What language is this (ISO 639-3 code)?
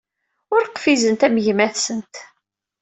kab